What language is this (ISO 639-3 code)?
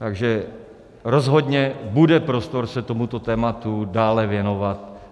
ces